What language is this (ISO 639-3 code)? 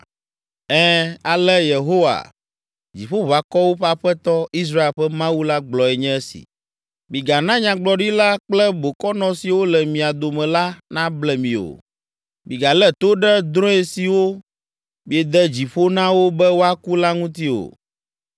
ewe